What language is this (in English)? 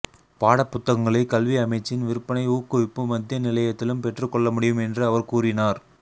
Tamil